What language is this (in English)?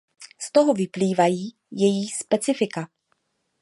Czech